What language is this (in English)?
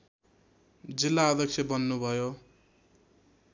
Nepali